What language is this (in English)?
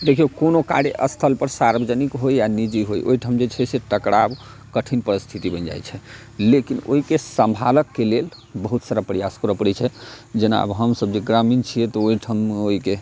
Maithili